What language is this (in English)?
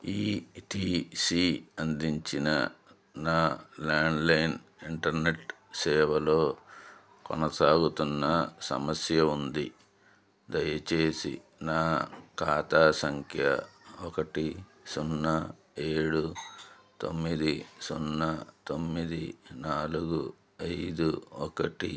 Telugu